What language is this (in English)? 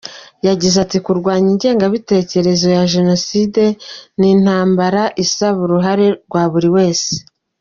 Kinyarwanda